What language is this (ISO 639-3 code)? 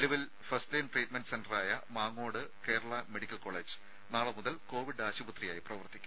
mal